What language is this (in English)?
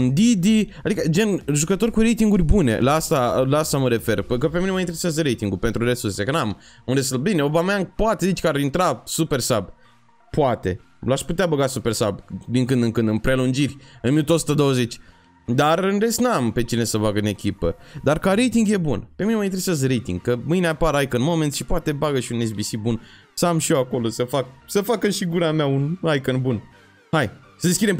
Romanian